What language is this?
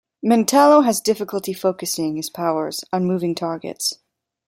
English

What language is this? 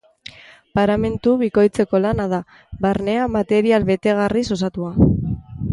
Basque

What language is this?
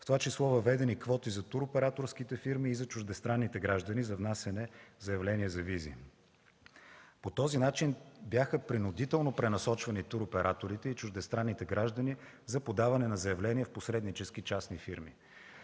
Bulgarian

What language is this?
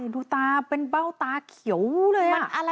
Thai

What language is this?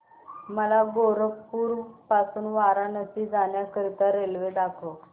Marathi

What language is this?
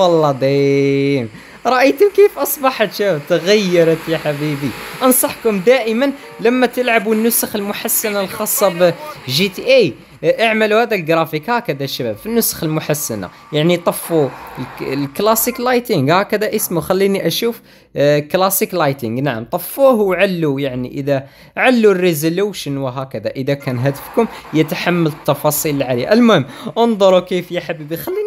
Arabic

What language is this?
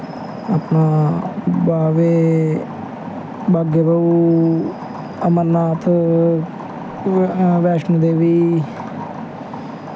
Dogri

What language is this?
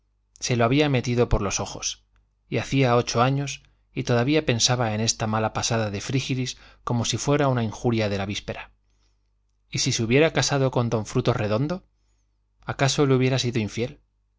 Spanish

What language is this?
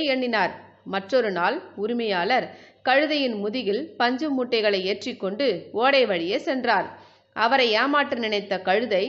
Tamil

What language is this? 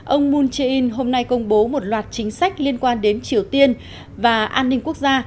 Vietnamese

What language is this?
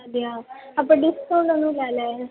Malayalam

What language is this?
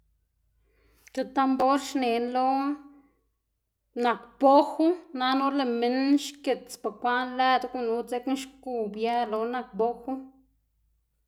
Xanaguía Zapotec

